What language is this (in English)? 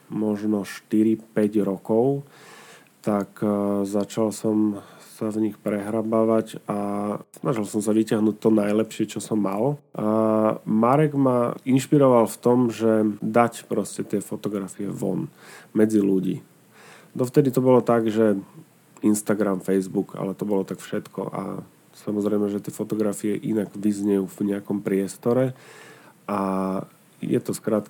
Slovak